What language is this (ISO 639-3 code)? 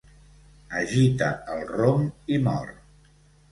cat